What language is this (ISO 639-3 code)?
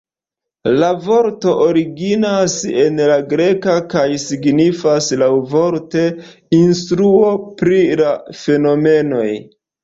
epo